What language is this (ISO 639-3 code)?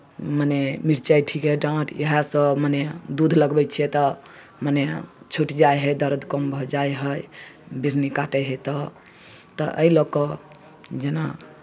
mai